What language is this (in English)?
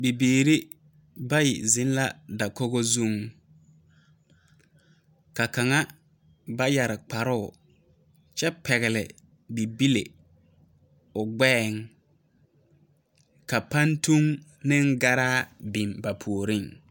Southern Dagaare